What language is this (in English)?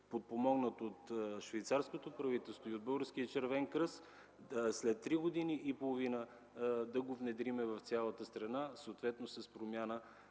Bulgarian